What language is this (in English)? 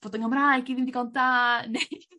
Welsh